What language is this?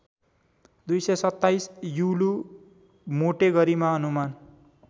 Nepali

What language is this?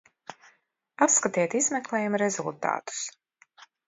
Latvian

